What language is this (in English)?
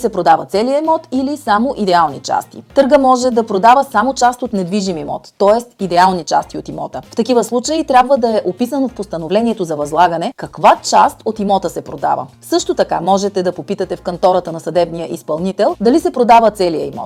Bulgarian